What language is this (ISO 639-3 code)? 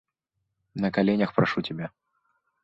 rus